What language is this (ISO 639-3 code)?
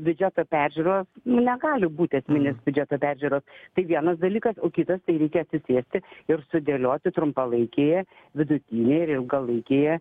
lit